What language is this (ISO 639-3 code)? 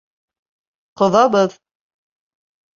bak